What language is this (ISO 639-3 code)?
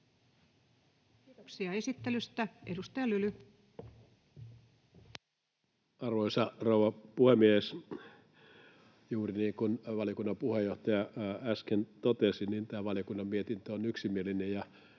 fin